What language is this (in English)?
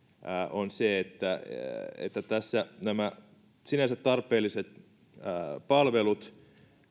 Finnish